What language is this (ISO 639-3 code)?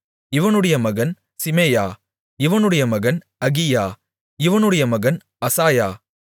tam